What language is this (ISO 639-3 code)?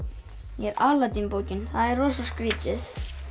isl